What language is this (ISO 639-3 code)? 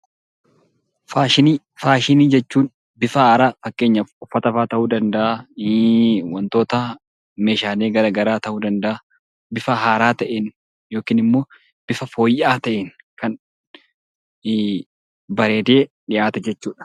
orm